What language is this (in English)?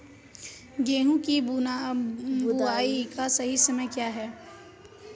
Hindi